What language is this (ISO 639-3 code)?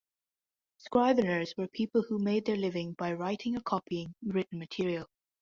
eng